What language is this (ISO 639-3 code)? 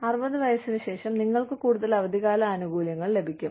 mal